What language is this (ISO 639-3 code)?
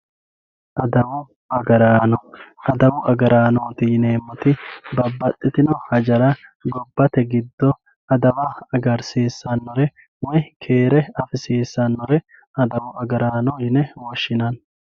sid